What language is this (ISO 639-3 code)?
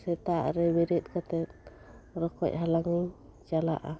sat